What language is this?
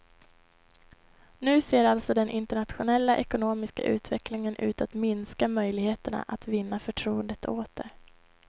Swedish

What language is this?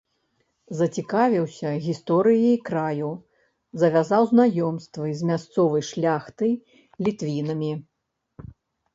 Belarusian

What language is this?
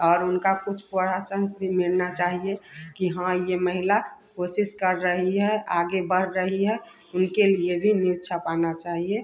Hindi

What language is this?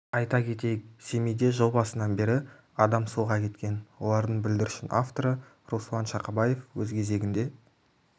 Kazakh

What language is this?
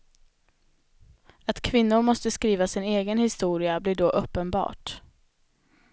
Swedish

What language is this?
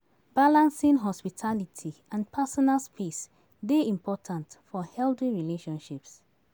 Nigerian Pidgin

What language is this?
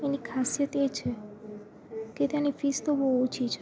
Gujarati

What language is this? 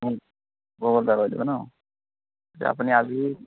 Assamese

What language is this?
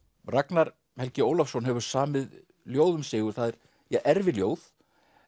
Icelandic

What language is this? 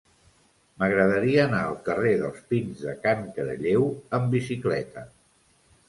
Catalan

